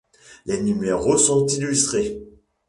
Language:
French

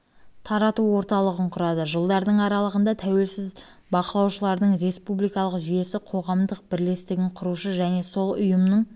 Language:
Kazakh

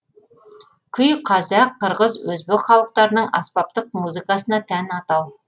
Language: Kazakh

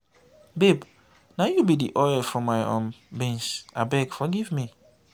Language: Nigerian Pidgin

